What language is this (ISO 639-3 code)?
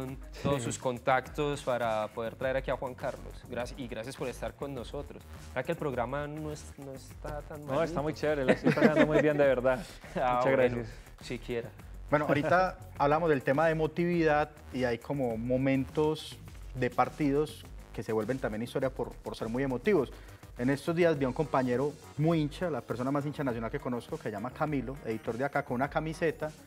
spa